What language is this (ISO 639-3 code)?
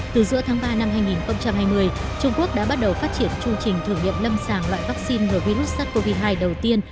vie